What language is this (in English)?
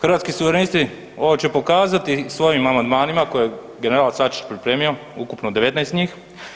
Croatian